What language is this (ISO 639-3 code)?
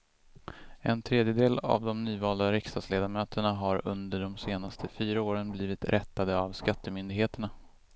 swe